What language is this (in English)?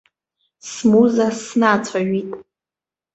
Abkhazian